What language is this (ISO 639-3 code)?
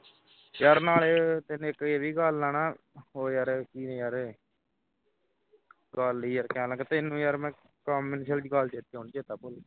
pan